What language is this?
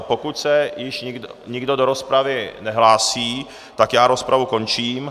Czech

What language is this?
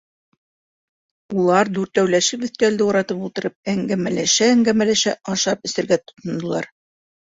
Bashkir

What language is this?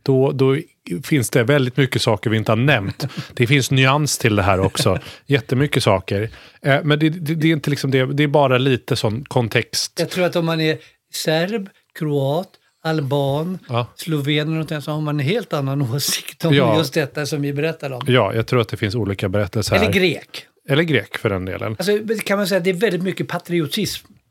Swedish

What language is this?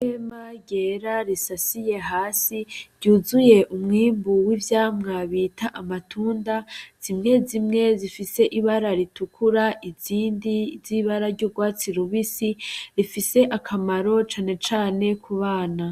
Rundi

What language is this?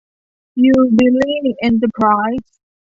Thai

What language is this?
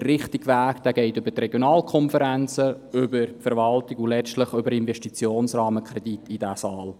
Swiss German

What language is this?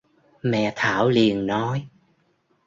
Vietnamese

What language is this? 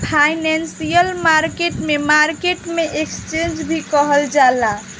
Bhojpuri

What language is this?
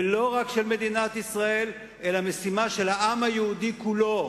Hebrew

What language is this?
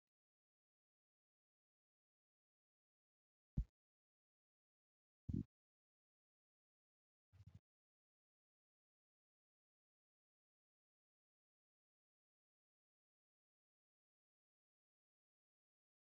Oromo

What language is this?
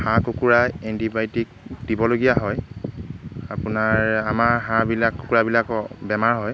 Assamese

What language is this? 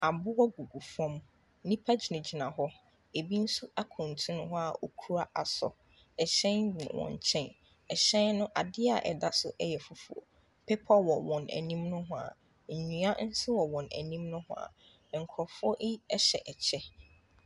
Akan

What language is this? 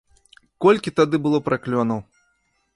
Belarusian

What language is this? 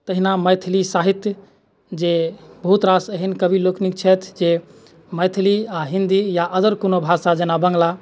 Maithili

